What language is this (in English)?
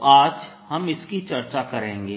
Hindi